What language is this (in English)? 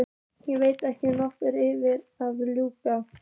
Icelandic